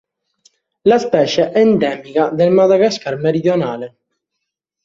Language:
Italian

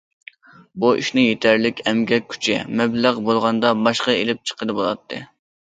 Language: Uyghur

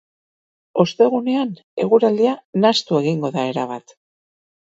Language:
Basque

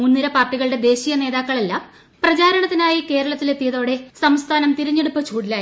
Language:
Malayalam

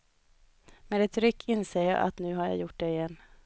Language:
Swedish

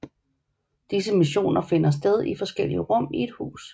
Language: Danish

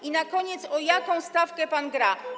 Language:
Polish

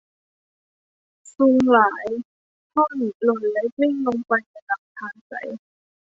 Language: Thai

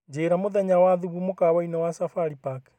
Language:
Kikuyu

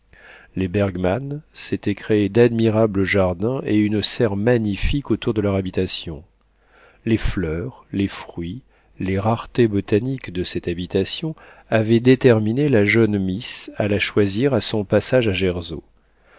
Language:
French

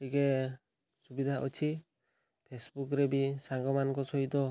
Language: Odia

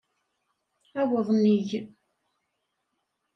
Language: Kabyle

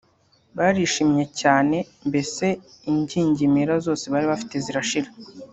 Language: Kinyarwanda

